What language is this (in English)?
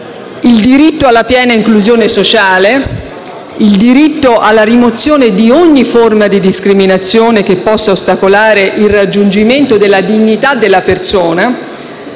Italian